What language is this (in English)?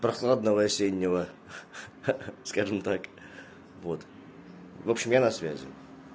Russian